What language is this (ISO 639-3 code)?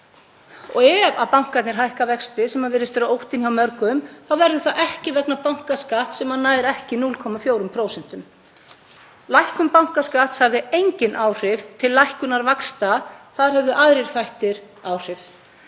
isl